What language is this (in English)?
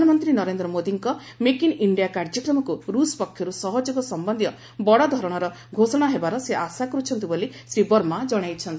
Odia